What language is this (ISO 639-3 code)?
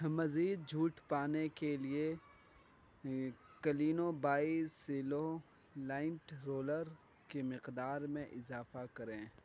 urd